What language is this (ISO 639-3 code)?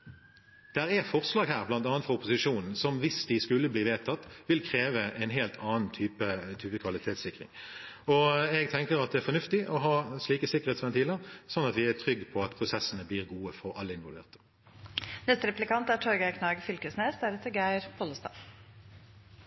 nor